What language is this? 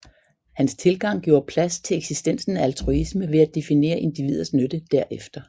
Danish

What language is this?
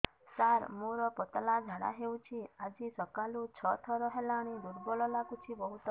Odia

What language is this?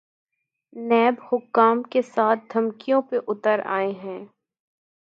Urdu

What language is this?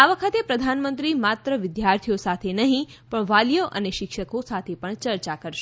Gujarati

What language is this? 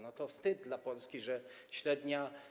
Polish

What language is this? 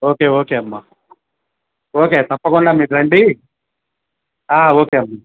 Telugu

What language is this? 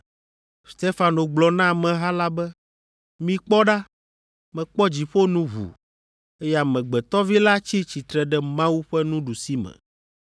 Ewe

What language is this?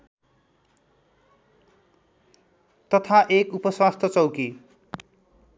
Nepali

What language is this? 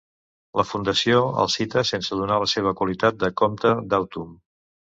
Catalan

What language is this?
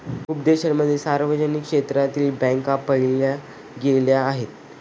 Marathi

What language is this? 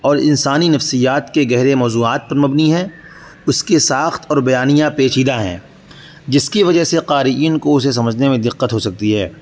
Urdu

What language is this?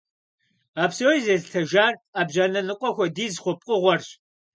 Kabardian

